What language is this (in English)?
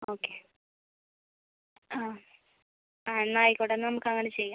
Malayalam